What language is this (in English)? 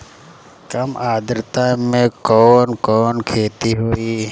Bhojpuri